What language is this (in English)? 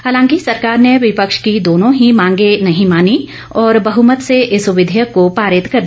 Hindi